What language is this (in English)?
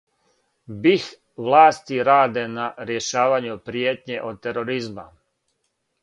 Serbian